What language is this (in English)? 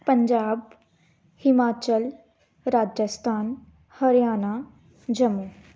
Punjabi